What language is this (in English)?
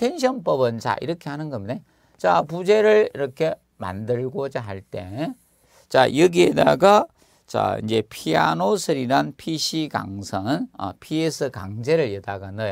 Korean